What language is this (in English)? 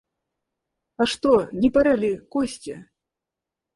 Russian